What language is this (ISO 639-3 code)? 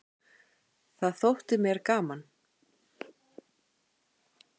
isl